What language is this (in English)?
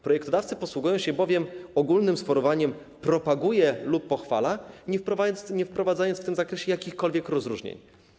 Polish